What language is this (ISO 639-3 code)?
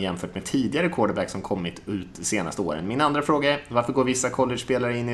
swe